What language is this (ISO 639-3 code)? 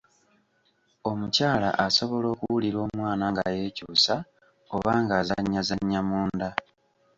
lug